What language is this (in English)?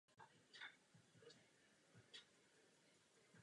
Czech